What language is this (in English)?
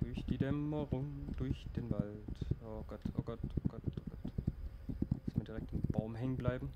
German